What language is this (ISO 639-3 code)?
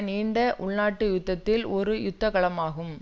tam